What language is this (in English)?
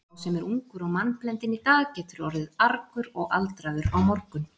Icelandic